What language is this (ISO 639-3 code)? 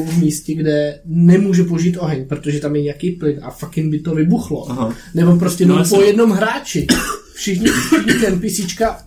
ces